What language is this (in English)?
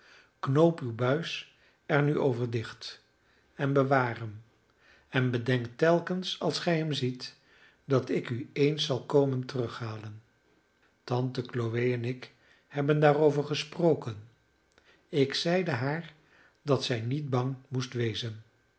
Dutch